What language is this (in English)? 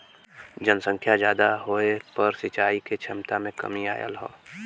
Bhojpuri